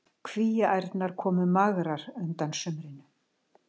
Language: Icelandic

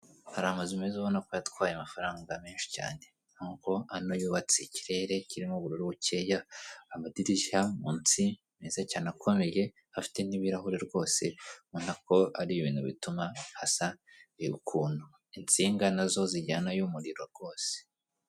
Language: Kinyarwanda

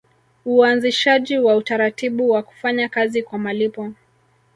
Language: Swahili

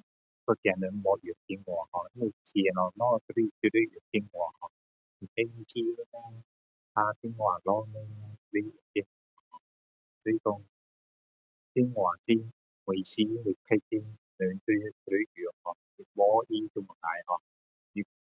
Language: Min Dong Chinese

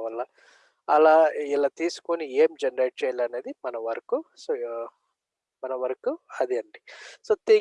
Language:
Telugu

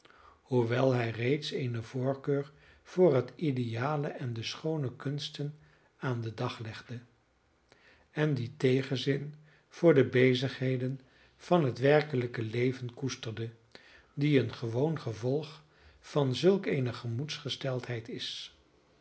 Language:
Dutch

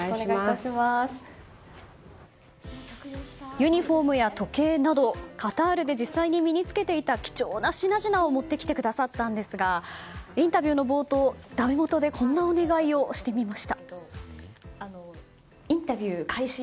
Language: Japanese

